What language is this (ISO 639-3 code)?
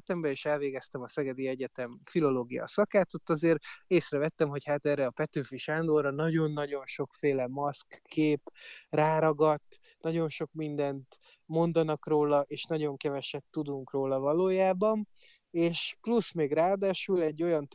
hun